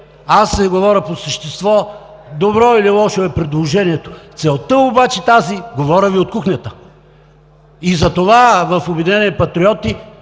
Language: Bulgarian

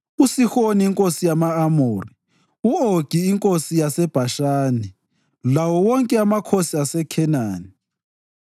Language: North Ndebele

